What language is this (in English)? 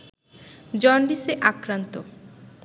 Bangla